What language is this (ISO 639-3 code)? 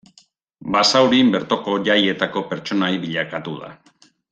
eus